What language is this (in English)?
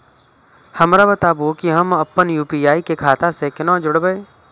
Maithili